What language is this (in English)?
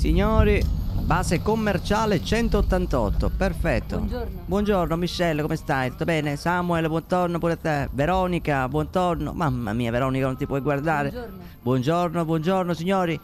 Italian